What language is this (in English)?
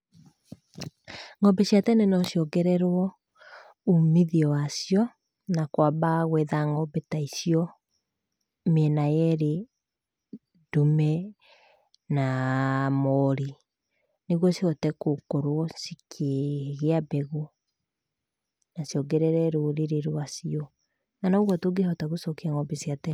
Kikuyu